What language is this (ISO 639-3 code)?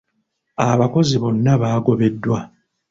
lug